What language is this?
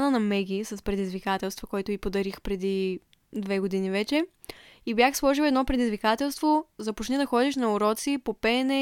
Bulgarian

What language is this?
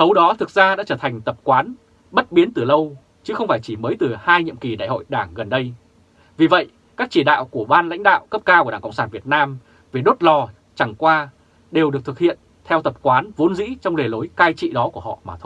Vietnamese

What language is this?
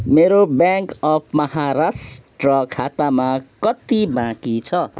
Nepali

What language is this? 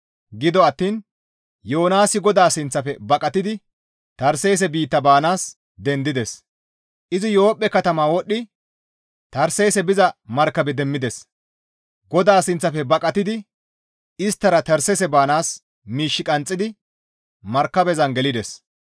Gamo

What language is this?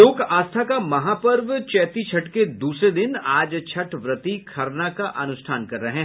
Hindi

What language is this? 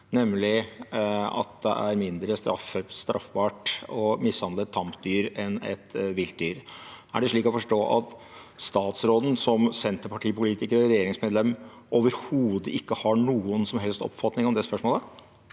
Norwegian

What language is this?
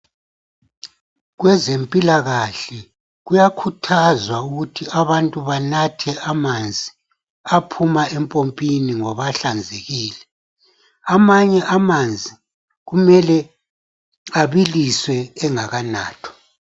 North Ndebele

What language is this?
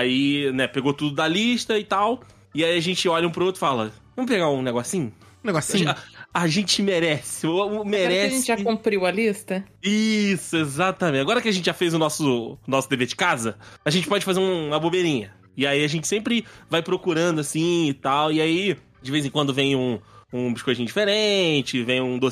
Portuguese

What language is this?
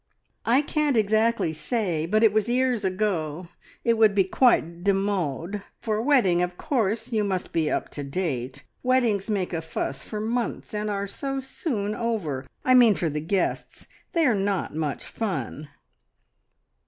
English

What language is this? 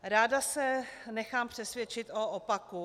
Czech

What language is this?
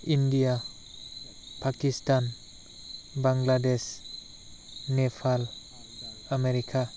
Bodo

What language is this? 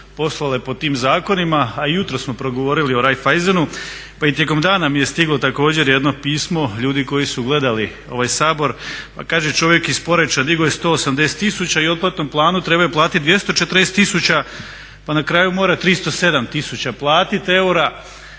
Croatian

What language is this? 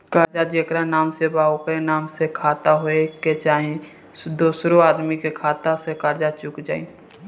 Bhojpuri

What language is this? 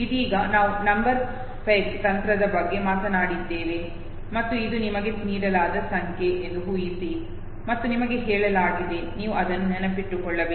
Kannada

